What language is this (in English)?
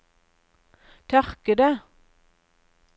Norwegian